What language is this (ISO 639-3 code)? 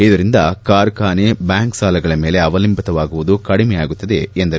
kan